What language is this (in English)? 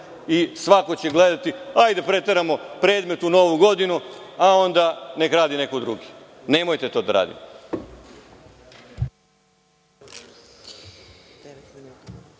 Serbian